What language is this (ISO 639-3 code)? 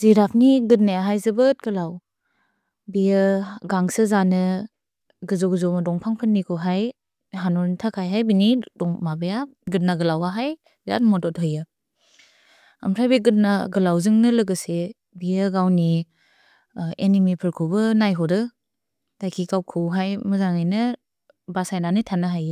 brx